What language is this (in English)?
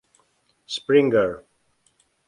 Czech